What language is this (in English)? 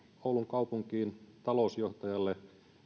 Finnish